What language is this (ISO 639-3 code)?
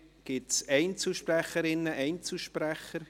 gsw